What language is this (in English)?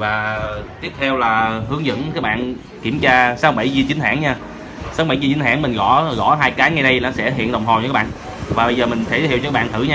Vietnamese